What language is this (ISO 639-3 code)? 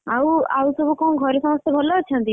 ori